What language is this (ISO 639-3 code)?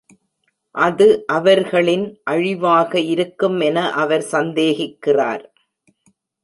tam